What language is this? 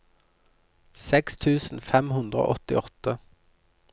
Norwegian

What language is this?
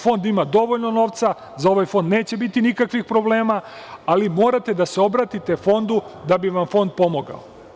Serbian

